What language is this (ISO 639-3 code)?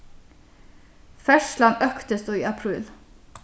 fao